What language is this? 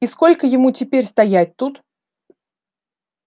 Russian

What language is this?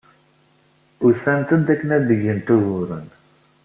Kabyle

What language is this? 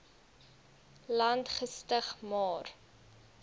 Afrikaans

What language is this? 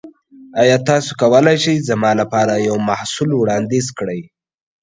Pashto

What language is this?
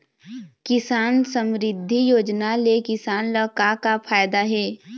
Chhattisgarhi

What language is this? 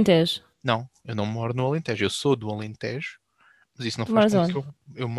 Portuguese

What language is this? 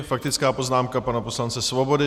Czech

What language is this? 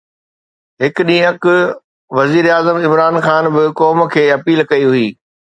Sindhi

